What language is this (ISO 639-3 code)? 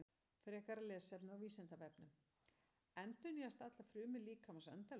isl